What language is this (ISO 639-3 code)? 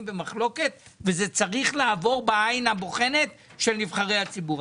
heb